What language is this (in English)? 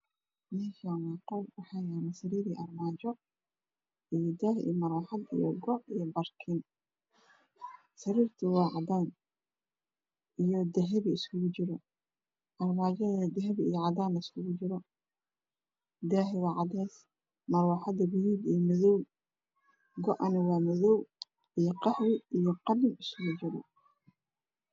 Somali